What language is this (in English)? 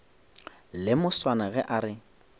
Northern Sotho